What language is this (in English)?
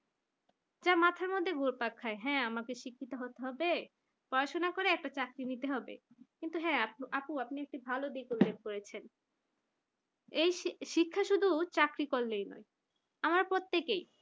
Bangla